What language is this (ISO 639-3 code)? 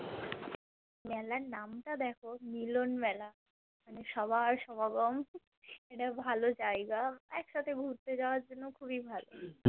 ben